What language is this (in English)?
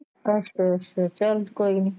Punjabi